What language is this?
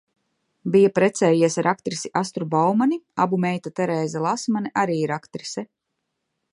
Latvian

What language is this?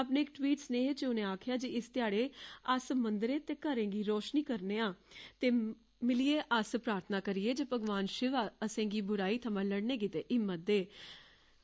Dogri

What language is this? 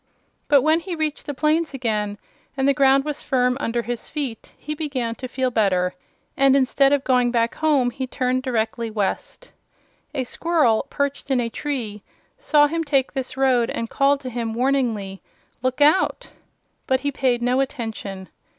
English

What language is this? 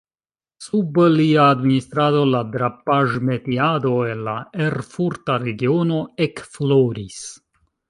Esperanto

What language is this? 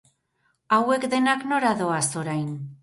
Basque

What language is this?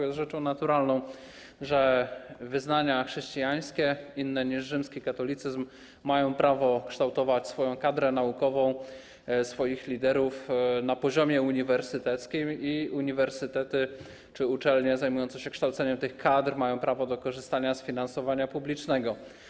Polish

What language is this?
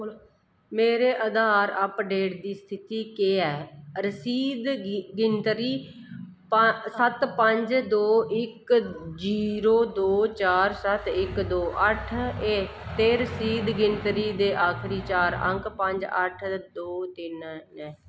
Dogri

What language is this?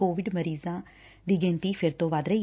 Punjabi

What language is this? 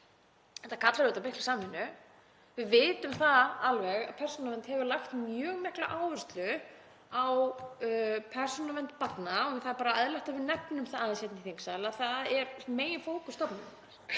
Icelandic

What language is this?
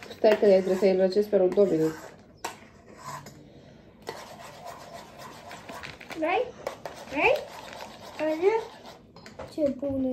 Romanian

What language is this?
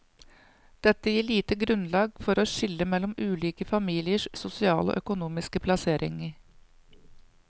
Norwegian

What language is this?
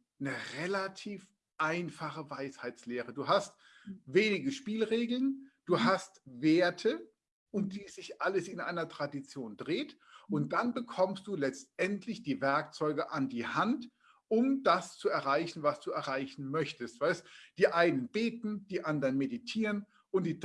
German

